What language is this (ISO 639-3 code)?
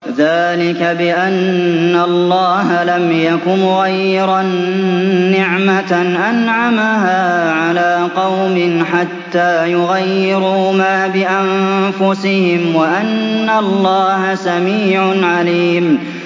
ara